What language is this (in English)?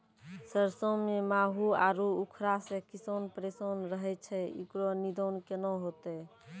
Maithili